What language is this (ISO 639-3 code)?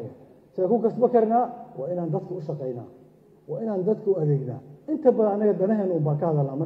ara